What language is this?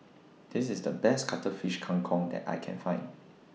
English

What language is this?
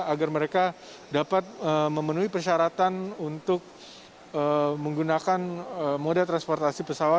Indonesian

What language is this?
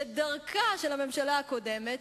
Hebrew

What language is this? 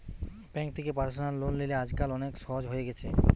Bangla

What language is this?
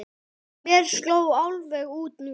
Icelandic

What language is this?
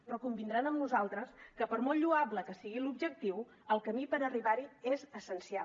Catalan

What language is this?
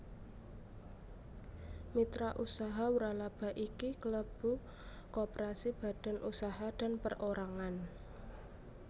Javanese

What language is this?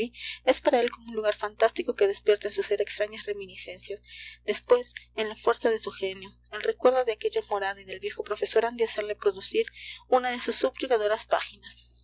Spanish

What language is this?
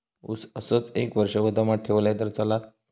Marathi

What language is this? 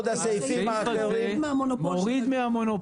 Hebrew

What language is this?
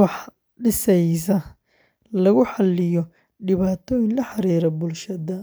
Somali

